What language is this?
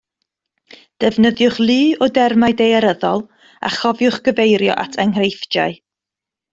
Welsh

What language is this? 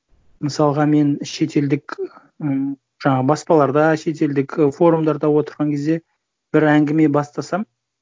Kazakh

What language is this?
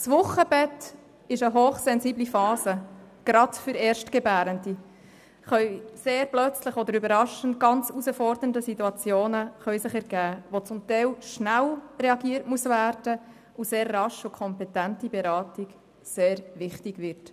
Swiss German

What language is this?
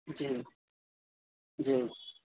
Urdu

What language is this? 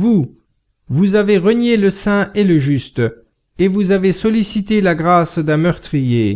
French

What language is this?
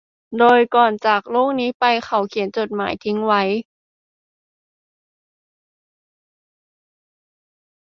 Thai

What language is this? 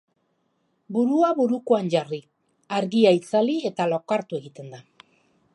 Basque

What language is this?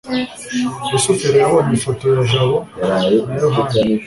Kinyarwanda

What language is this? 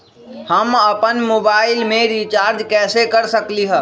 Magahi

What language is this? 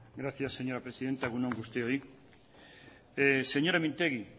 Basque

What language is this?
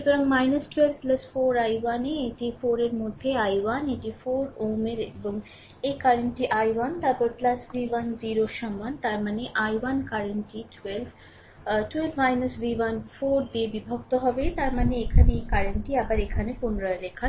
Bangla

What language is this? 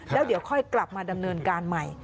Thai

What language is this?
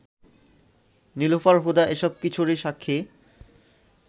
Bangla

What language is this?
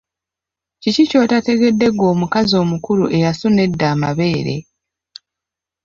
Ganda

